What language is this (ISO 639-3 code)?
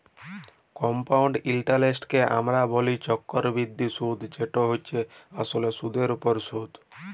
ben